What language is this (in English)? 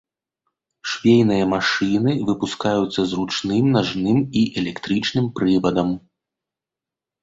Belarusian